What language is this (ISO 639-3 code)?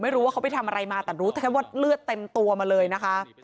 tha